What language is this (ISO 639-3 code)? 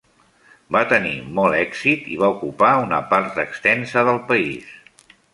cat